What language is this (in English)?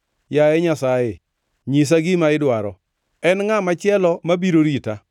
Luo (Kenya and Tanzania)